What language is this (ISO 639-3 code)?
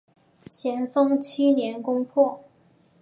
zho